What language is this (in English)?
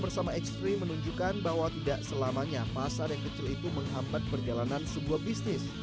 Indonesian